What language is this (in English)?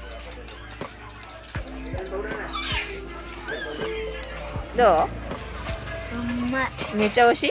Japanese